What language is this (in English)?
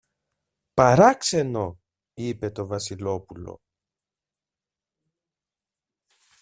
Greek